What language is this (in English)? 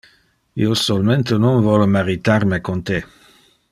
Interlingua